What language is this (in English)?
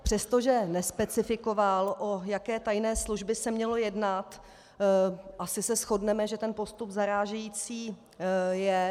Czech